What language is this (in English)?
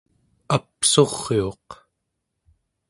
Central Yupik